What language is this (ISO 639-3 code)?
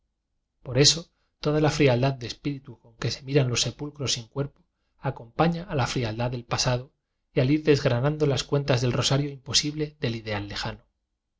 spa